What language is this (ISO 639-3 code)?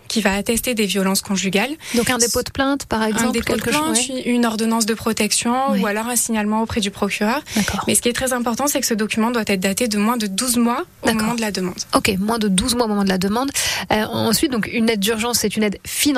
fra